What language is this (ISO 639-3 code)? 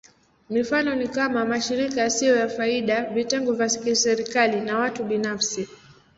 swa